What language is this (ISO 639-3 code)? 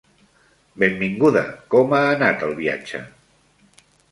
cat